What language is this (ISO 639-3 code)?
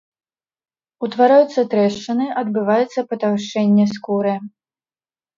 bel